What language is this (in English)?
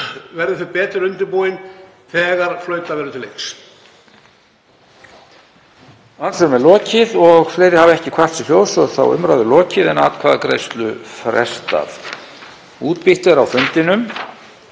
Icelandic